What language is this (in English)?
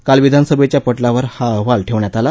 Marathi